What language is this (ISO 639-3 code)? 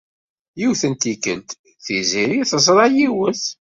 kab